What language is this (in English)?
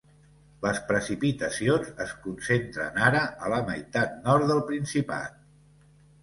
Catalan